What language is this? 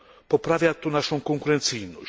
Polish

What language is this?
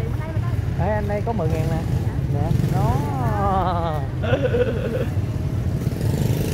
Vietnamese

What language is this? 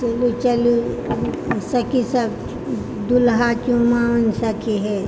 Maithili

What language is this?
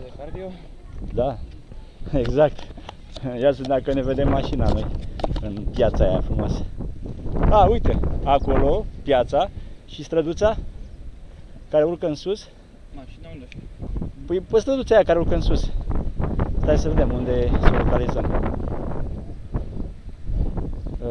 Romanian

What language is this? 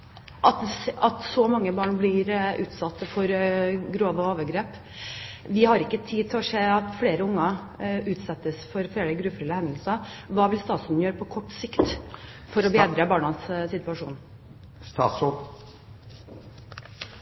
Norwegian Bokmål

